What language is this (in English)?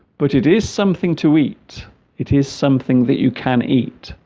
English